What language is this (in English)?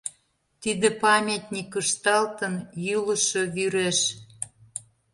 Mari